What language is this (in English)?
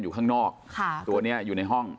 Thai